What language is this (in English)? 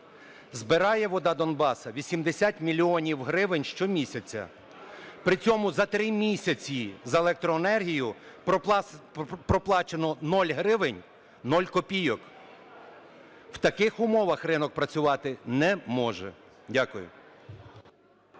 Ukrainian